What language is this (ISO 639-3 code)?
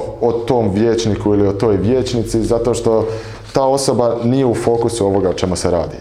hrv